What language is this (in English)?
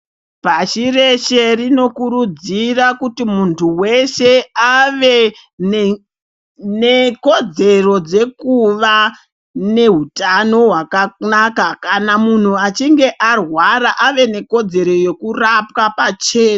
Ndau